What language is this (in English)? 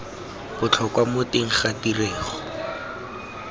Tswana